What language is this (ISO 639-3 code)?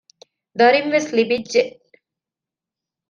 div